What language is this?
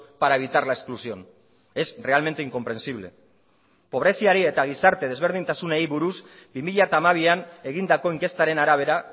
Basque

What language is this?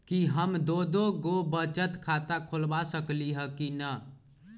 Magahi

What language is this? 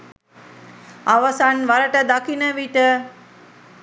Sinhala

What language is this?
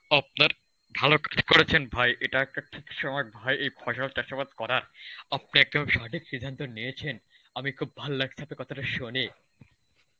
Bangla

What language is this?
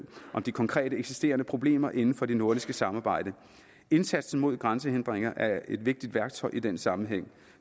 Danish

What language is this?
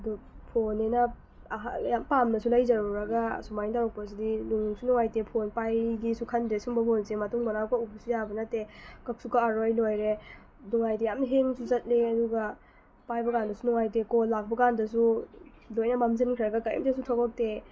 Manipuri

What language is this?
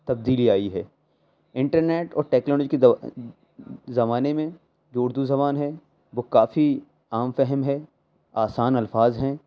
Urdu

